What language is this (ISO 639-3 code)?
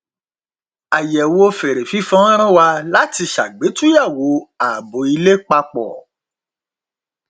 yor